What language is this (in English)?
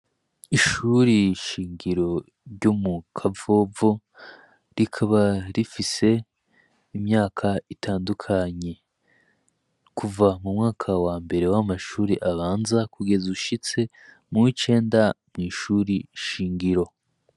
Rundi